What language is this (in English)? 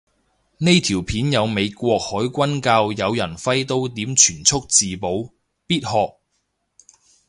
Cantonese